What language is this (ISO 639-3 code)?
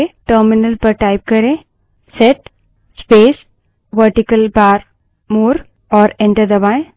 hin